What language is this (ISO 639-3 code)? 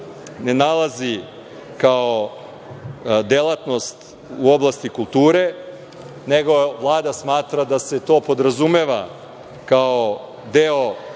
srp